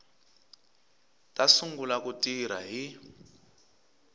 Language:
Tsonga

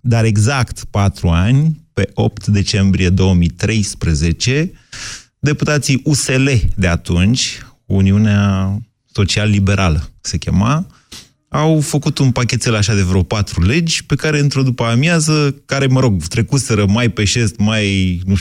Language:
Romanian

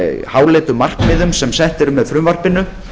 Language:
Icelandic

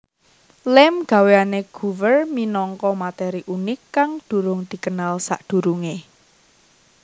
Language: Javanese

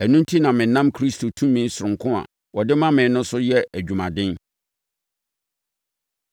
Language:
Akan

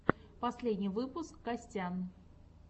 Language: Russian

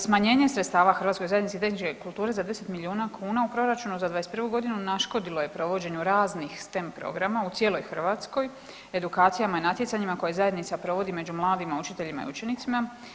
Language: Croatian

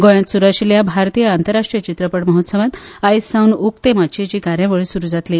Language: Konkani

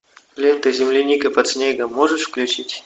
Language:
Russian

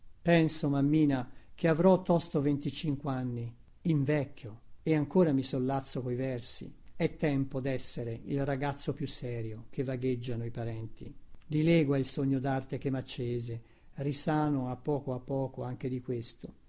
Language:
Italian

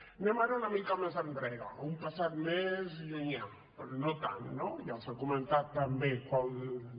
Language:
Catalan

